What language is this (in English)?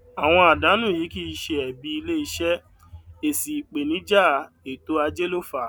Yoruba